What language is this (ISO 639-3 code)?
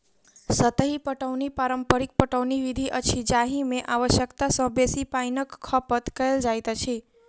mai